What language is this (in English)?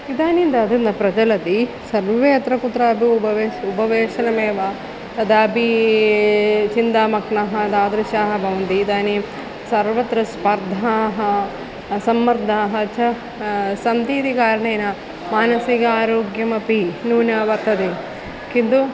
Sanskrit